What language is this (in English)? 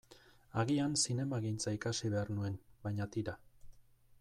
Basque